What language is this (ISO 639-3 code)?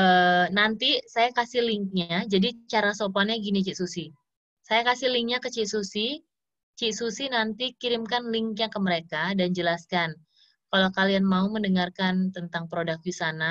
ind